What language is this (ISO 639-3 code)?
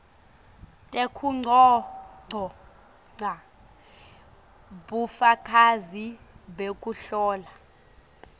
ssw